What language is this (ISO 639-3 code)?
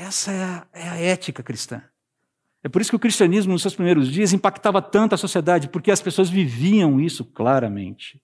por